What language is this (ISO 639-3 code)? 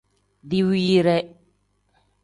kdh